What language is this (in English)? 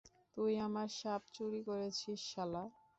Bangla